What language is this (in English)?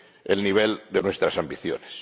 Spanish